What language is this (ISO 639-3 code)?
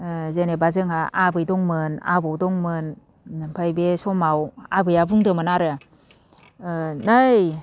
brx